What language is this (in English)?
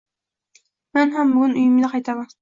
Uzbek